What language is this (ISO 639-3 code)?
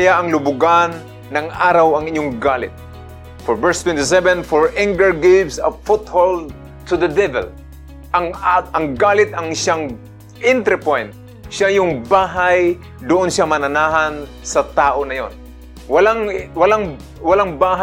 fil